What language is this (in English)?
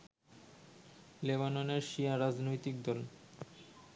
Bangla